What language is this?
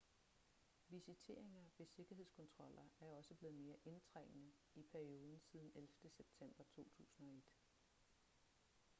Danish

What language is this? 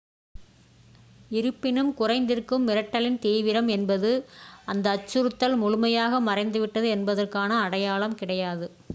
Tamil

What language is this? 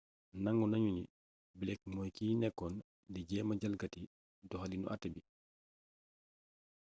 Wolof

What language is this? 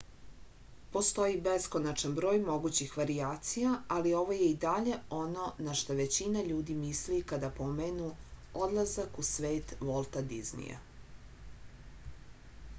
Serbian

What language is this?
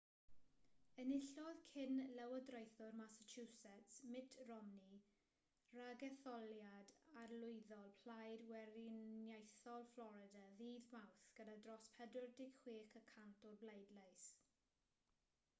Welsh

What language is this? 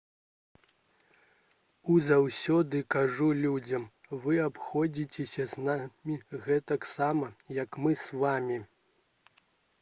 Belarusian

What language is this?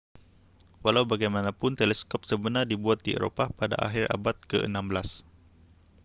Malay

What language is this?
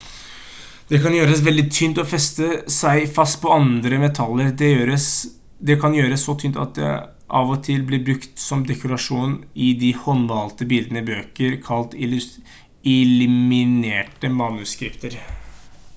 Norwegian Bokmål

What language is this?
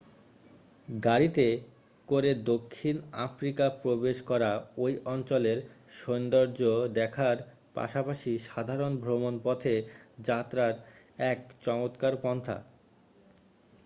Bangla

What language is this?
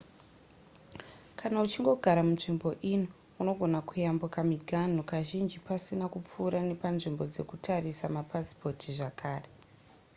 Shona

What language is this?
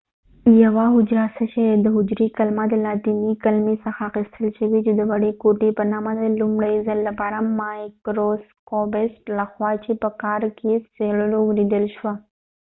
Pashto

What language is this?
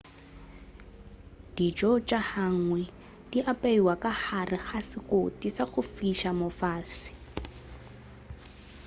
Northern Sotho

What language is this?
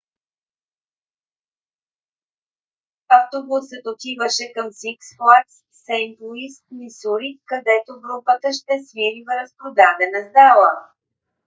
Bulgarian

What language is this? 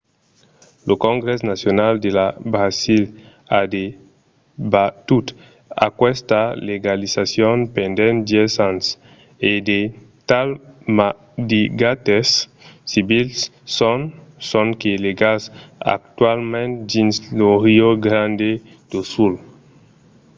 Occitan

